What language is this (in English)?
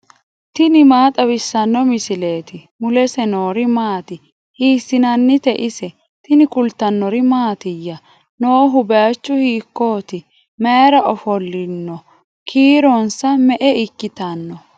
Sidamo